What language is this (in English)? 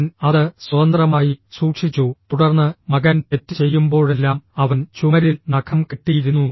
Malayalam